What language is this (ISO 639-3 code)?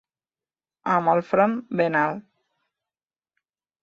cat